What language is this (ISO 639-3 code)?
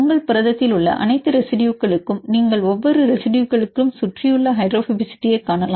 tam